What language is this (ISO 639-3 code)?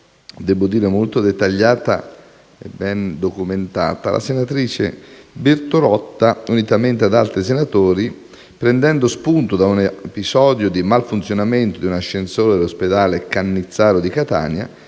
ita